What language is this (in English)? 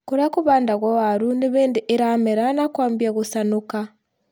Kikuyu